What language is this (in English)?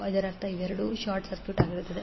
Kannada